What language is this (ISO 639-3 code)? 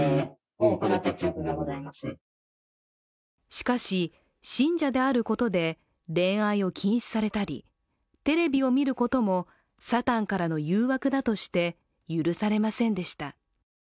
jpn